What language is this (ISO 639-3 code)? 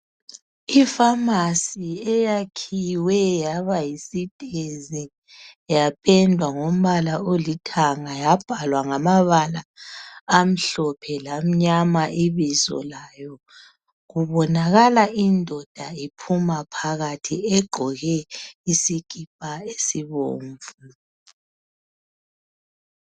nde